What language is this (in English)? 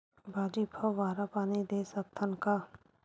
Chhattisgarhi